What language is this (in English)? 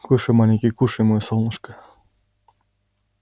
Russian